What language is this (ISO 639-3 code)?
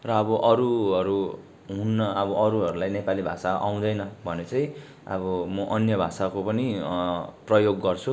nep